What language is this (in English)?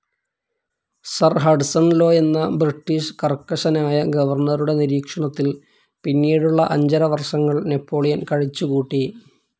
Malayalam